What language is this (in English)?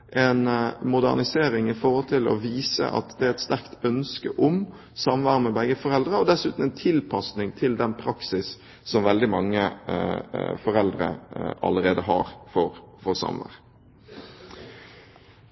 Norwegian Bokmål